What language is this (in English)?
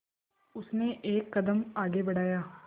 Hindi